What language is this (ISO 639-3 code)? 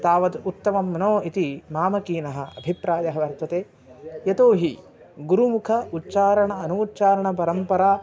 san